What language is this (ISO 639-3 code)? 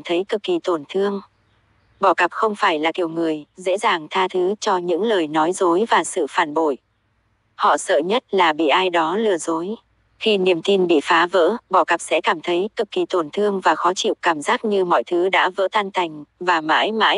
vie